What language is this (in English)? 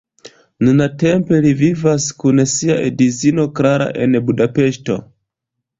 Esperanto